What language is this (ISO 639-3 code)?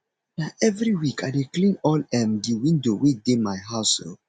pcm